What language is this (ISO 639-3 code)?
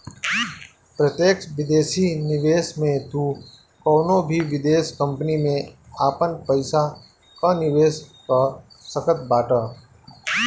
bho